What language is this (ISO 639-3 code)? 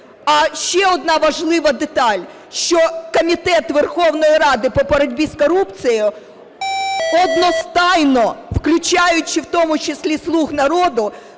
ukr